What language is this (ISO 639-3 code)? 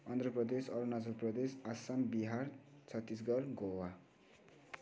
nep